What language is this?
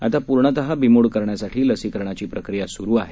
Marathi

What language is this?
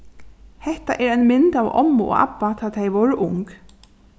Faroese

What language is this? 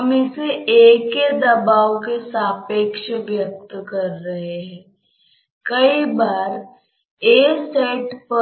Hindi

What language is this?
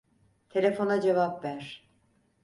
Turkish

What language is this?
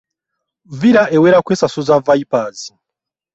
Ganda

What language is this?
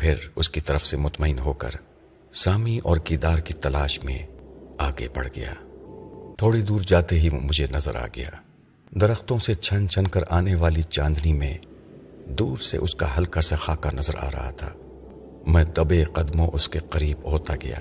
Urdu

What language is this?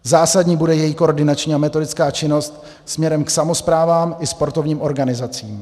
Czech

